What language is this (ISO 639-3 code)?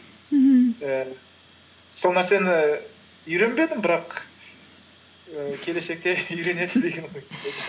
kaz